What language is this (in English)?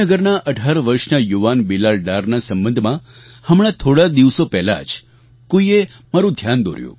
Gujarati